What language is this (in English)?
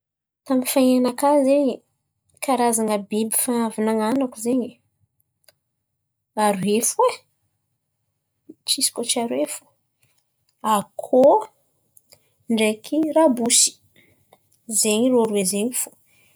Antankarana Malagasy